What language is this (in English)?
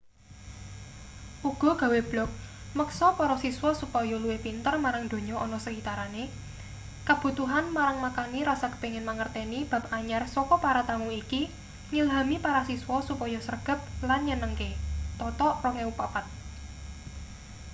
Javanese